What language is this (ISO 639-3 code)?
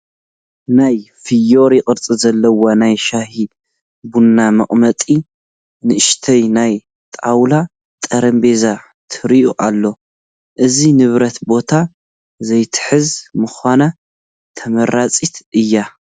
tir